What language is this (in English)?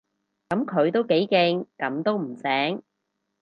Cantonese